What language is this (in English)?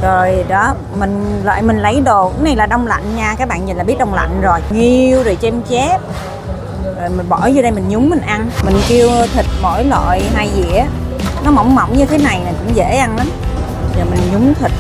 Vietnamese